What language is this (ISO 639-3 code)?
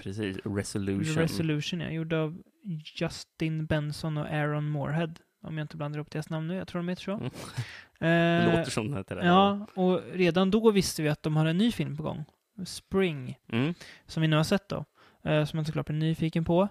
swe